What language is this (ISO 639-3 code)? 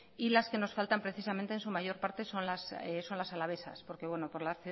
spa